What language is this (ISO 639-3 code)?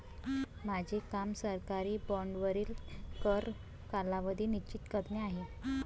mar